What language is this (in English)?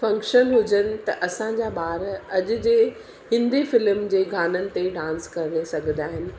Sindhi